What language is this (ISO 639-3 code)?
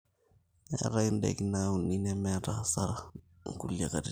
mas